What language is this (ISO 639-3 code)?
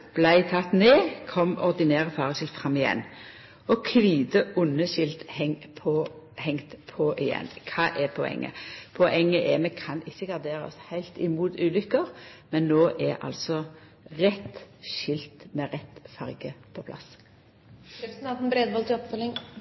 nno